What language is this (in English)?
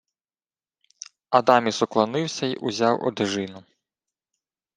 Ukrainian